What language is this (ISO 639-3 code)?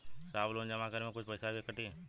bho